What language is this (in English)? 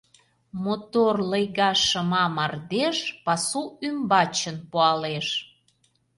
Mari